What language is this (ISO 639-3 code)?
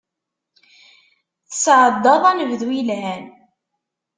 kab